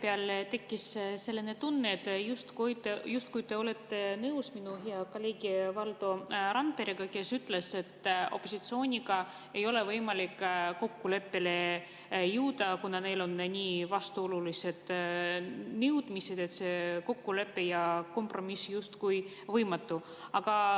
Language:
Estonian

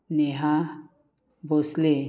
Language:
Konkani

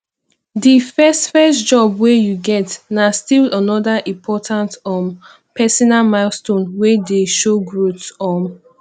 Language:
Nigerian Pidgin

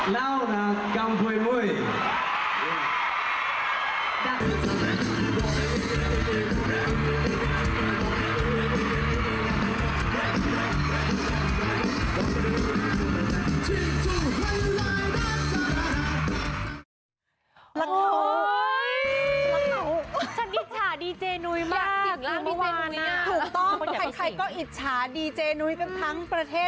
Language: Thai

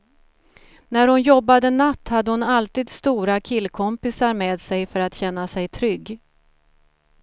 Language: Swedish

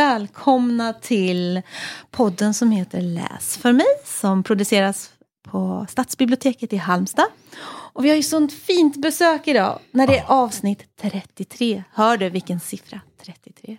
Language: Swedish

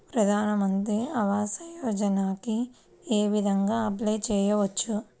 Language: Telugu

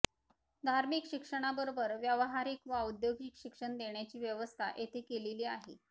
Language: Marathi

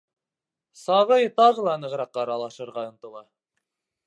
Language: Bashkir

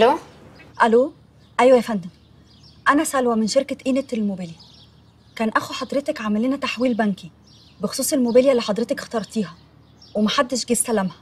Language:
Arabic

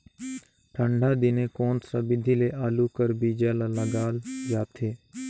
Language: Chhattisgarhi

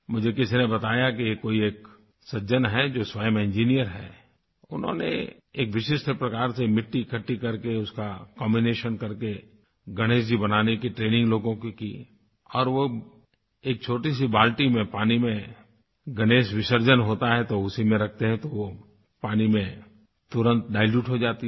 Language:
Hindi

